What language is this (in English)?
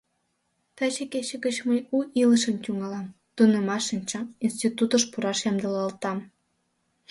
Mari